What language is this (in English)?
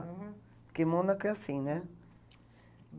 Portuguese